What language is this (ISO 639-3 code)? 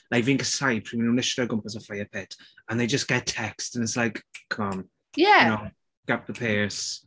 cym